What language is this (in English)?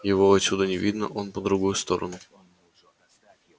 Russian